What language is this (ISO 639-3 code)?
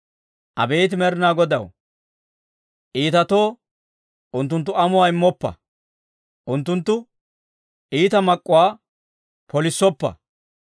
dwr